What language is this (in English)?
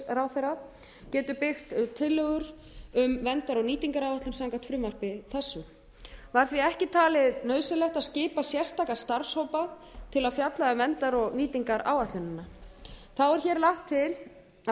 Icelandic